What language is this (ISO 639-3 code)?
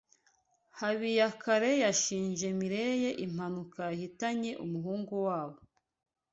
kin